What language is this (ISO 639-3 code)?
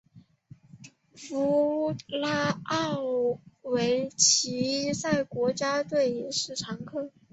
zho